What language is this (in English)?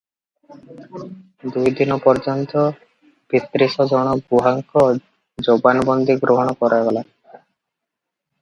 Odia